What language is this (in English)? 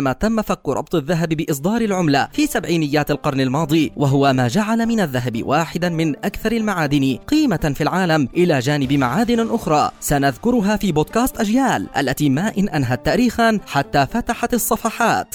Arabic